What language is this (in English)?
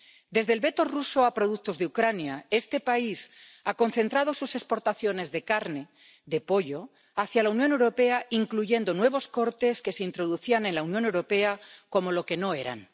Spanish